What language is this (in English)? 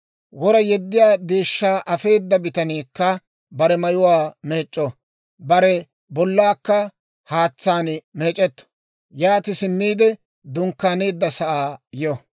Dawro